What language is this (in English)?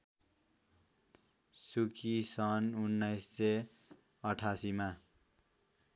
Nepali